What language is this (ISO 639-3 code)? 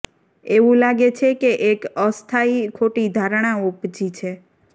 guj